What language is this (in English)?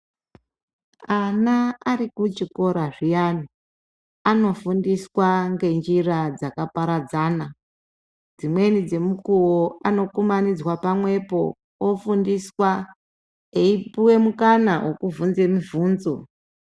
Ndau